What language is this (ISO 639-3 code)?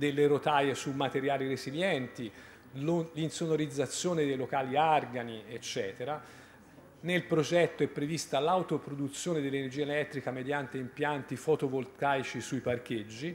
ita